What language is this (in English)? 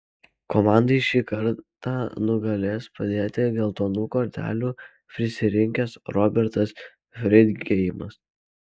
Lithuanian